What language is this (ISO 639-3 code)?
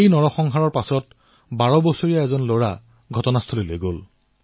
asm